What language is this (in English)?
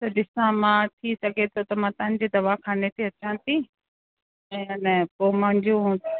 Sindhi